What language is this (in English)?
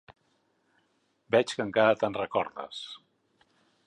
Catalan